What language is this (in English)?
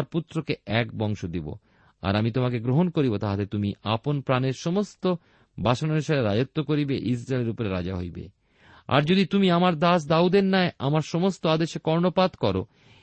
Bangla